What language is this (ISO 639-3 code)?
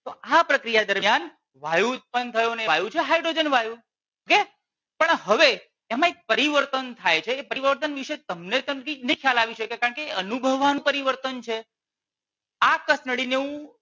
guj